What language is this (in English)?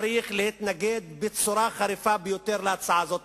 Hebrew